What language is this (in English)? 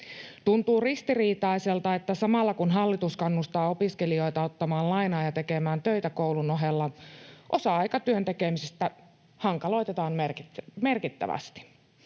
Finnish